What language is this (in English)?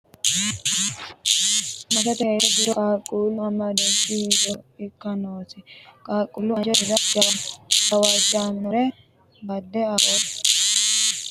Sidamo